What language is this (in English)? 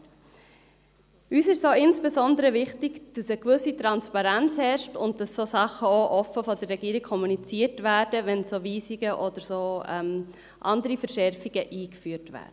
Swiss German